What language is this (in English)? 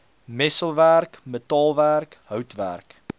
Afrikaans